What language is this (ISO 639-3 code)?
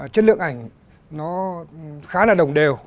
vie